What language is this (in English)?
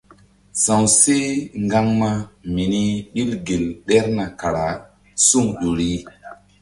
Mbum